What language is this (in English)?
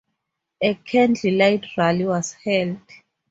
English